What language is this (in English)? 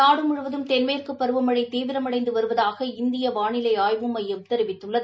Tamil